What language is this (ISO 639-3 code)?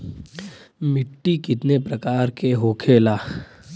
bho